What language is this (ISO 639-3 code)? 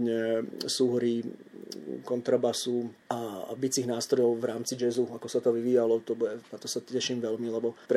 slk